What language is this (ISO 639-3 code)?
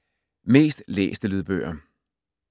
dan